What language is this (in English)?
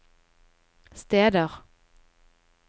Norwegian